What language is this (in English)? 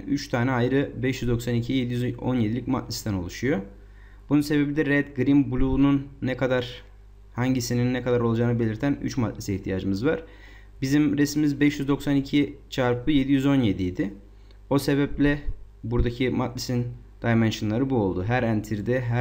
Turkish